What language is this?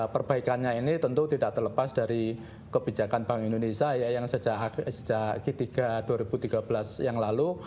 Indonesian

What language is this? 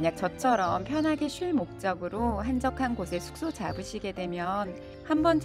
Korean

